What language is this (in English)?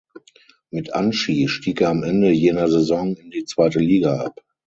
German